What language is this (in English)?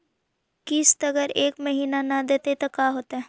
Magahi